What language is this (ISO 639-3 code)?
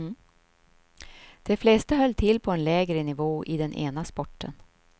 swe